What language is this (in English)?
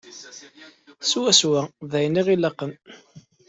Kabyle